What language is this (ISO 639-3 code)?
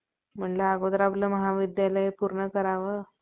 mar